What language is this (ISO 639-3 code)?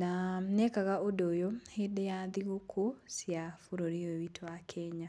kik